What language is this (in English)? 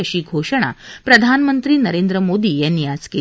Marathi